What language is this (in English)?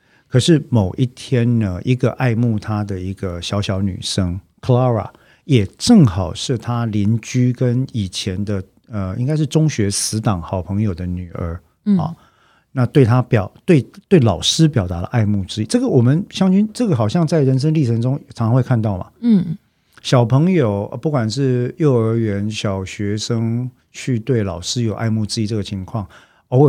Chinese